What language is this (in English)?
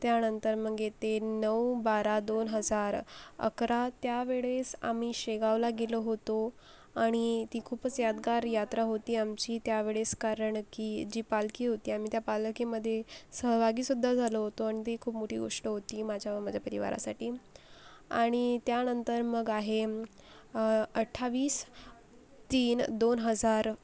Marathi